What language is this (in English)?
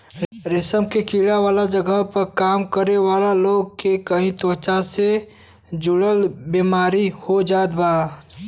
Bhojpuri